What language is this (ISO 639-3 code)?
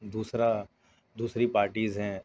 urd